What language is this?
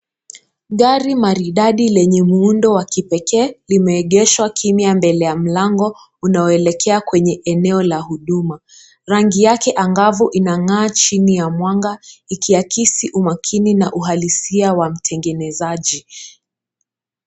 Swahili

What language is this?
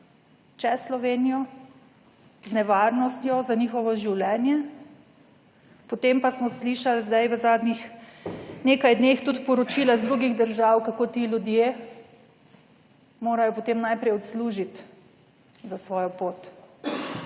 Slovenian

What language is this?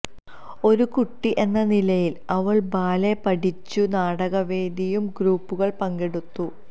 Malayalam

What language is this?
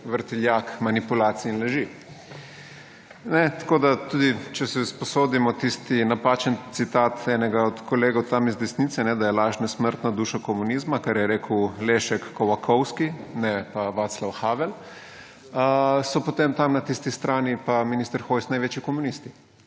Slovenian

